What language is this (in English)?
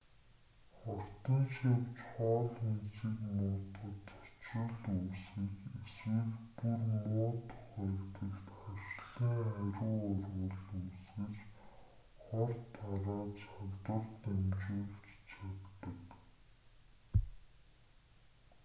Mongolian